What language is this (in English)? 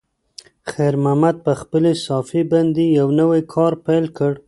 Pashto